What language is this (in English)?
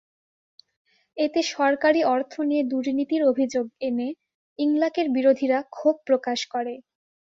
Bangla